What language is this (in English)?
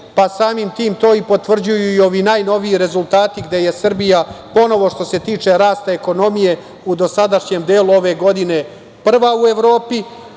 Serbian